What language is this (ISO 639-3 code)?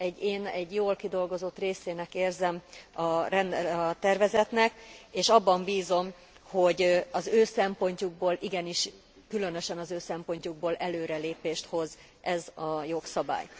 hun